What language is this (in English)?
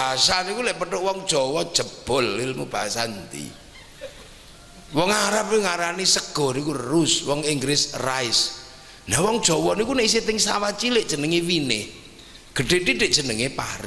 Indonesian